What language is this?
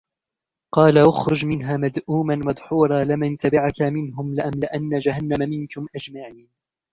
Arabic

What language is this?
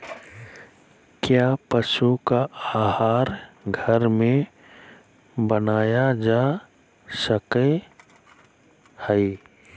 Magahi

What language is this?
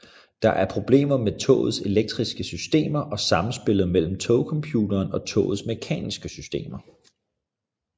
Danish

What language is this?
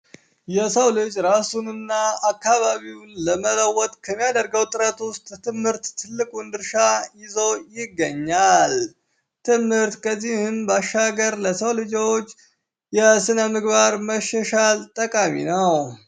Amharic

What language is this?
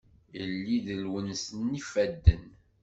Kabyle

